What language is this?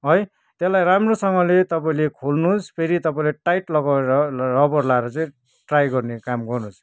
Nepali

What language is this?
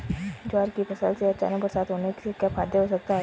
Hindi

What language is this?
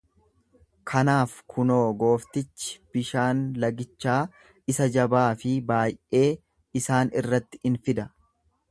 Oromo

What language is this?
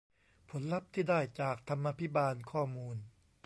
Thai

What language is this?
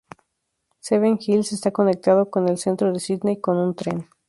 Spanish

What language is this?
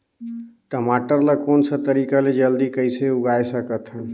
Chhattisgarhi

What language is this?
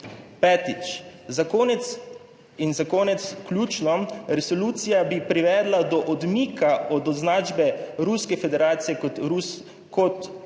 Slovenian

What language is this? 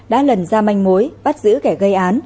Vietnamese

